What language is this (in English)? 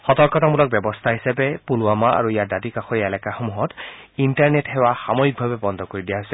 Assamese